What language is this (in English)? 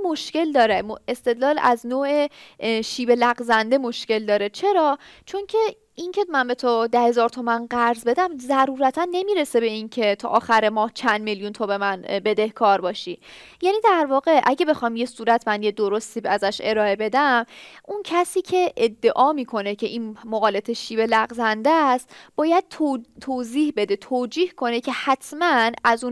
Persian